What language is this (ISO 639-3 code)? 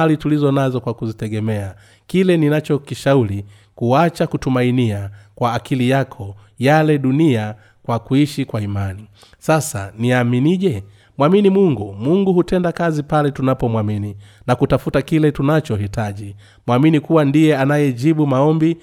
swa